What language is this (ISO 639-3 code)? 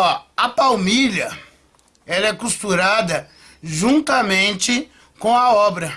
por